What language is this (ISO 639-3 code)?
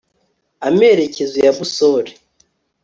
kin